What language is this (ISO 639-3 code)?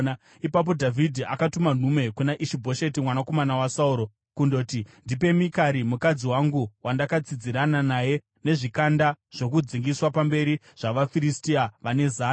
sna